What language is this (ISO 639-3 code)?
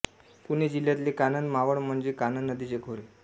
mar